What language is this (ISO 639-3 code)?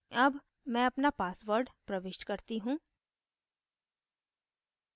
hin